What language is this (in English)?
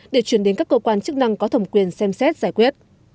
Vietnamese